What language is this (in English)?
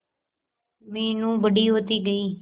Hindi